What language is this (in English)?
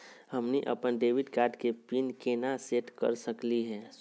Magahi